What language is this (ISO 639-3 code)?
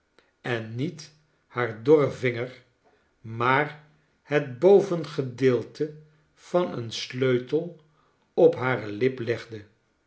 nld